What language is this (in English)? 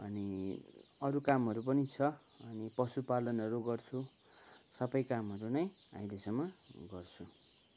Nepali